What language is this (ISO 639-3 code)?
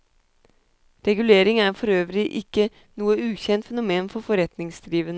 nor